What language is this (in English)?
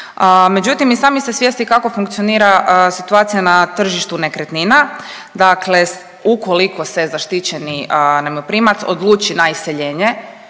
Croatian